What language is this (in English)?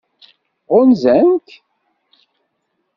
Kabyle